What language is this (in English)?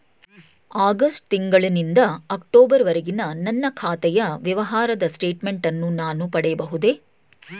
Kannada